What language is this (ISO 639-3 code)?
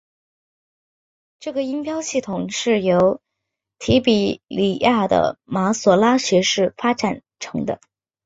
zho